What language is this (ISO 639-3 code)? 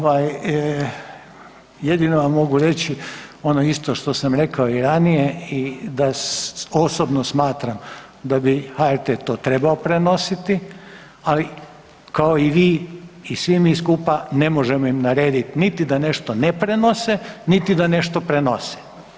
hrv